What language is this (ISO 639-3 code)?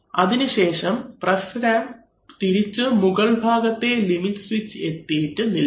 mal